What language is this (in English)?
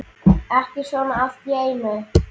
Icelandic